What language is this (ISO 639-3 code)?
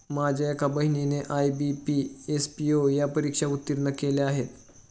mar